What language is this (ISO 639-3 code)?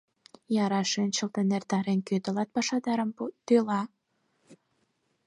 chm